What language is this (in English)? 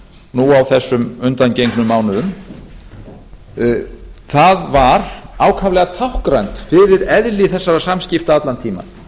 Icelandic